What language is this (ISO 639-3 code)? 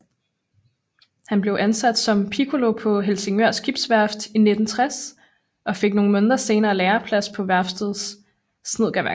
dan